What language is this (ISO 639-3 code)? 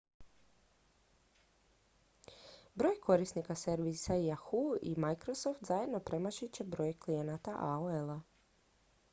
hrv